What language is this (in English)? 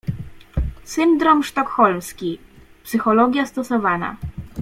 Polish